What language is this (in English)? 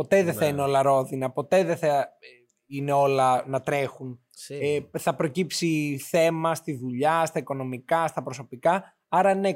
Greek